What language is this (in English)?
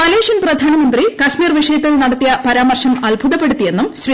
Malayalam